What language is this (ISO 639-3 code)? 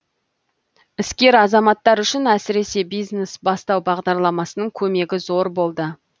kaz